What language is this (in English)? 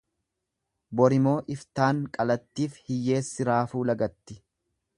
Oromo